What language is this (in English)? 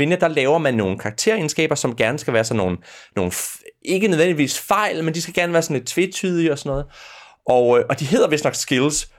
Danish